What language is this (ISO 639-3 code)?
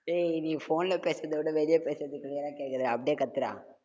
tam